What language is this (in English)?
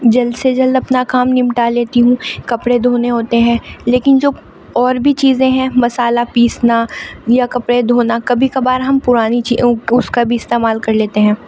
Urdu